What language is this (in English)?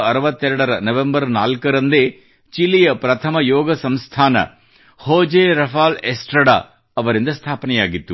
Kannada